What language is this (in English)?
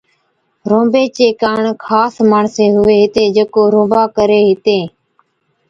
Od